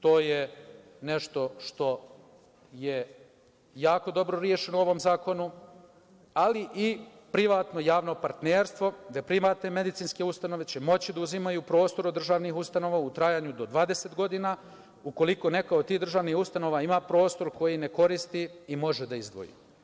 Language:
Serbian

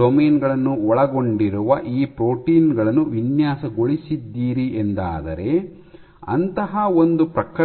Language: Kannada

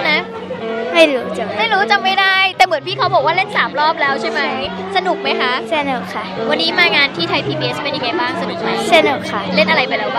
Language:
Thai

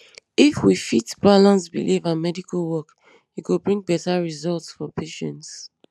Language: Nigerian Pidgin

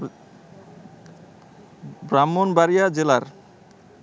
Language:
Bangla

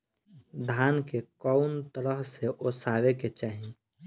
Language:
Bhojpuri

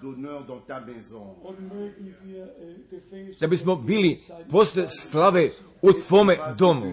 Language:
Croatian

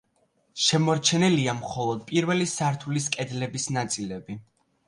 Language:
Georgian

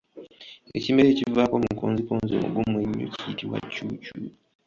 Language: Ganda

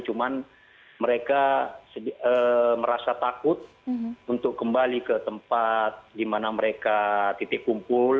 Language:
Indonesian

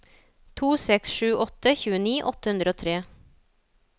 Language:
Norwegian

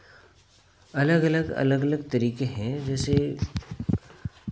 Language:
Hindi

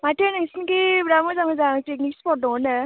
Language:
Bodo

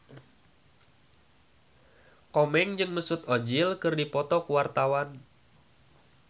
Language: Sundanese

